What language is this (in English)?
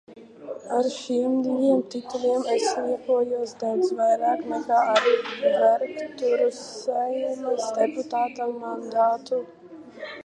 Latvian